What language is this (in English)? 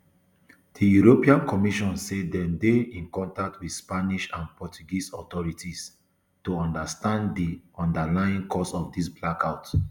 Nigerian Pidgin